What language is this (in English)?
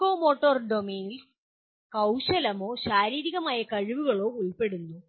Malayalam